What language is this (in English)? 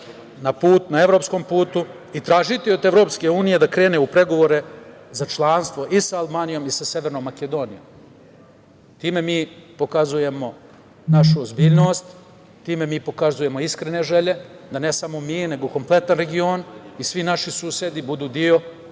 Serbian